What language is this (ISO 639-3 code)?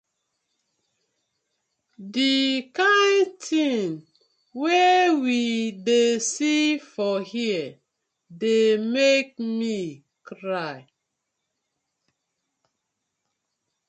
pcm